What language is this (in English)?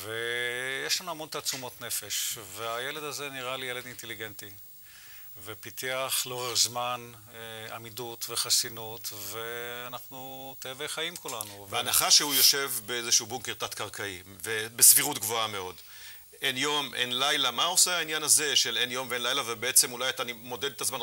Hebrew